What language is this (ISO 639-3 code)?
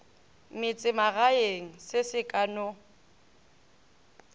nso